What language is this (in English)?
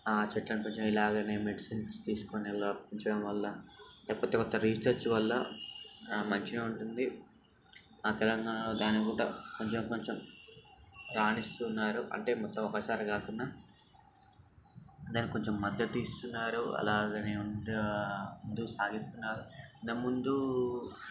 Telugu